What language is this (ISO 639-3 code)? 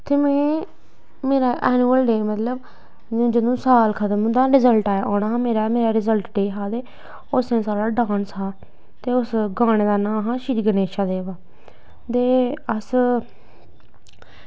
doi